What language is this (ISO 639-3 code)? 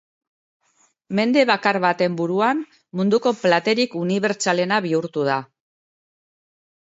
eus